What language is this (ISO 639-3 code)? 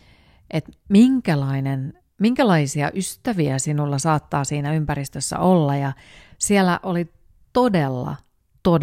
fin